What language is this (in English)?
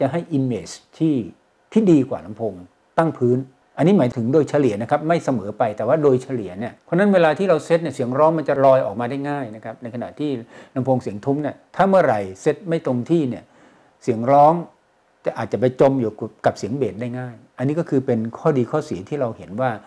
Thai